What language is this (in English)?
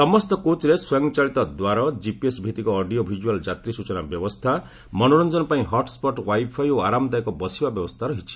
Odia